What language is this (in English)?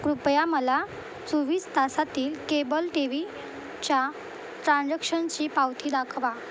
Marathi